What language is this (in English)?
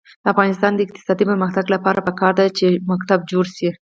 Pashto